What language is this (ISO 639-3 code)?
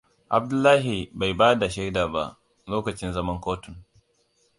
hau